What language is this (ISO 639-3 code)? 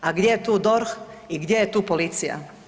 hrv